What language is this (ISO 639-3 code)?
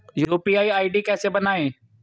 hin